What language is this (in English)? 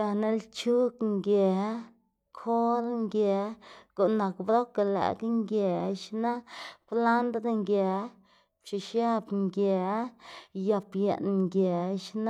Xanaguía Zapotec